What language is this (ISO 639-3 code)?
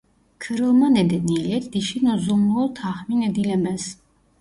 tur